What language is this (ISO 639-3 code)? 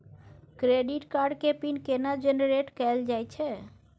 mai